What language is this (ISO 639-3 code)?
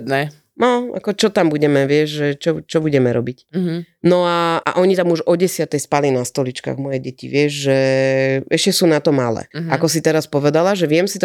slk